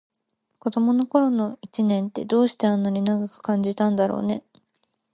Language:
Japanese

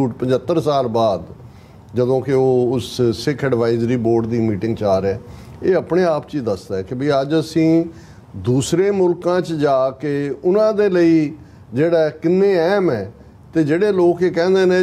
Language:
Hindi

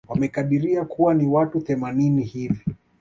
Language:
Swahili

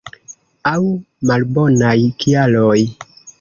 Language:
Esperanto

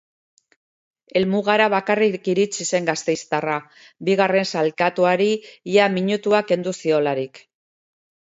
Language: Basque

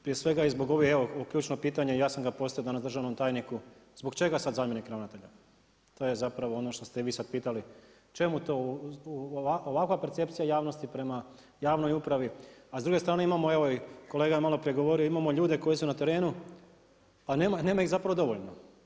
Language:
Croatian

